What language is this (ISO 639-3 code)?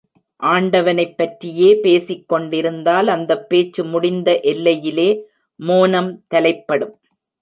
tam